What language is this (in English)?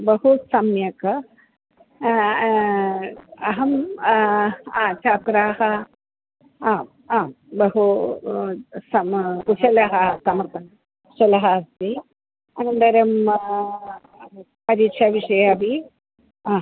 Sanskrit